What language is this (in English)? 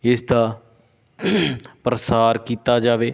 Punjabi